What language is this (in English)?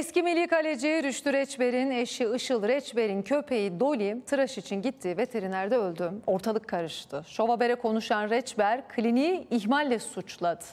Turkish